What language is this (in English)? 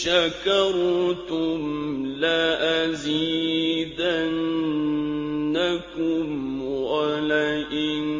Arabic